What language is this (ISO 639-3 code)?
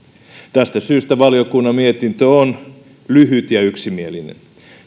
fin